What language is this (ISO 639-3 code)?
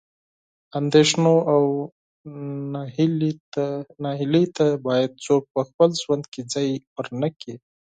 pus